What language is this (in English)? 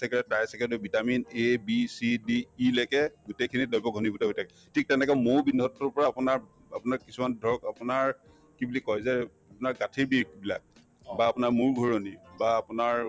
Assamese